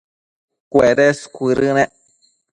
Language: Matsés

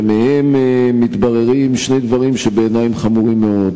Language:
Hebrew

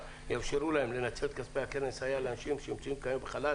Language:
Hebrew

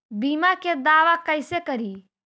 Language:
Magahi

